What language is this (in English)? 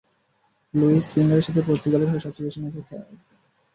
Bangla